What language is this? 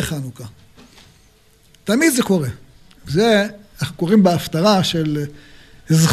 Hebrew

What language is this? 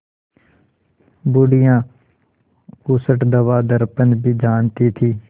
Hindi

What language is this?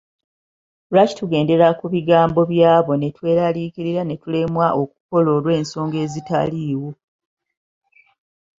Ganda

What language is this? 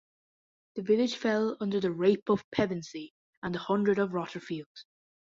English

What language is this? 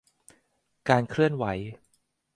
Thai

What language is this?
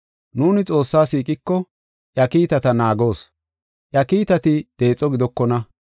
Gofa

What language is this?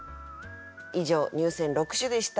Japanese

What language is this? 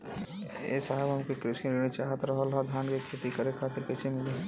Bhojpuri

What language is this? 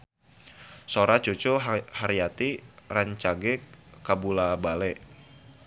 Sundanese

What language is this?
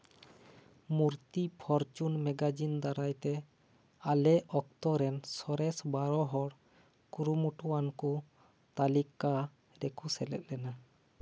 Santali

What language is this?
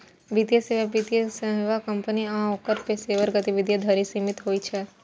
Maithili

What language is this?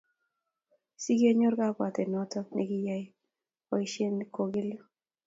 Kalenjin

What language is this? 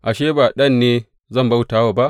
Hausa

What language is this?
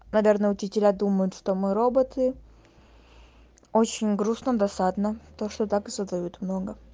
Russian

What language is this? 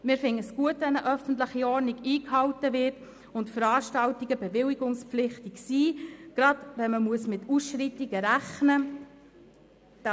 Swiss German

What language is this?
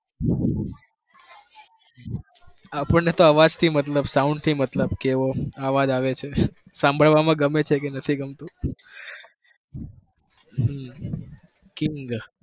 Gujarati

